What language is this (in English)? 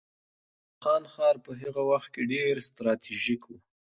Pashto